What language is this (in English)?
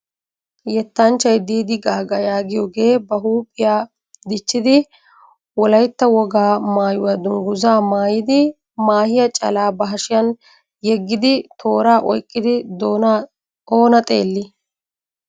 Wolaytta